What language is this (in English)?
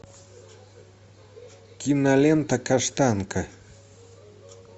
Russian